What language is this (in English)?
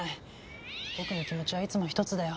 Japanese